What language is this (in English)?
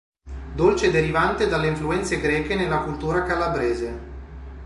Italian